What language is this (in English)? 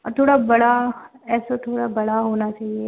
Hindi